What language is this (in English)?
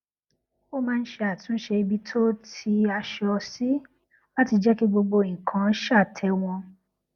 Yoruba